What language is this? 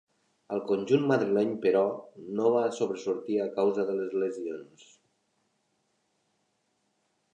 Catalan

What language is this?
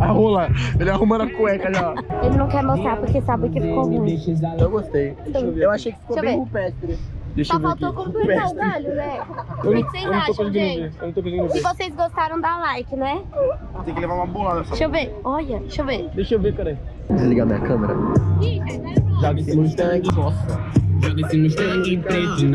Portuguese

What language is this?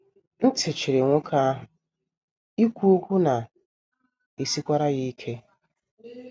Igbo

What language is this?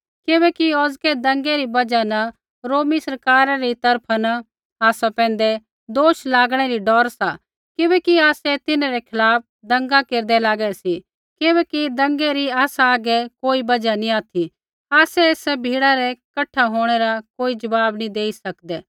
Kullu Pahari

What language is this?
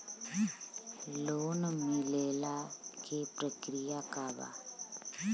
Bhojpuri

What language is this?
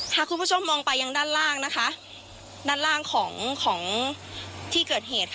Thai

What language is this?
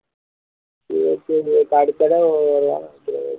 Tamil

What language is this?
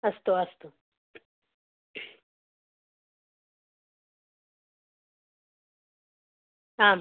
Sanskrit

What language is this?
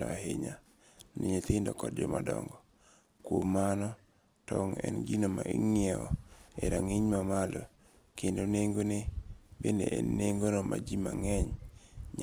Luo (Kenya and Tanzania)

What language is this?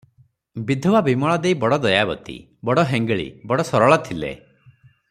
Odia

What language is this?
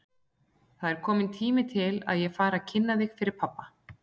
Icelandic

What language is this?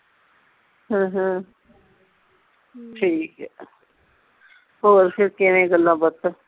Punjabi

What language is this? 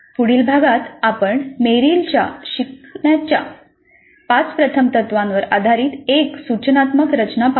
Marathi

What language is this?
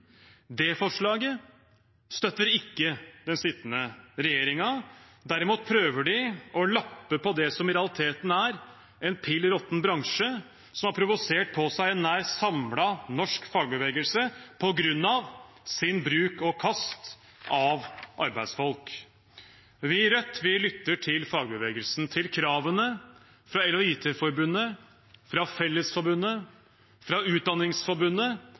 Norwegian Bokmål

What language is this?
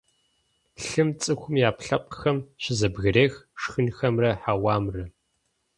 Kabardian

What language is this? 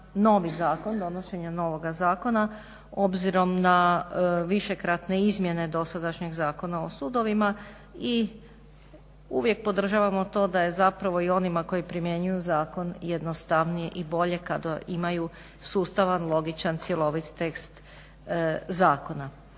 Croatian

